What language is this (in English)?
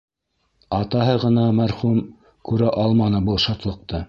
Bashkir